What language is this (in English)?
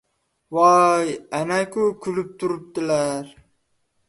Uzbek